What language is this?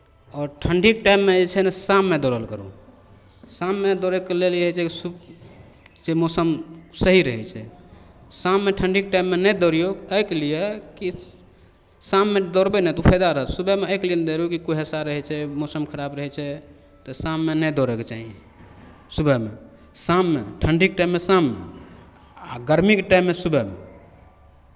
Maithili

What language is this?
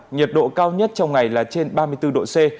Vietnamese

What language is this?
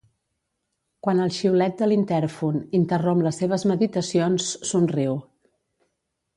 Catalan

